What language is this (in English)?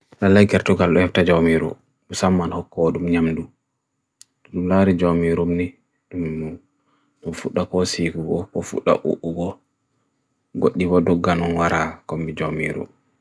Bagirmi Fulfulde